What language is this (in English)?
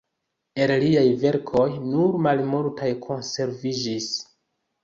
Esperanto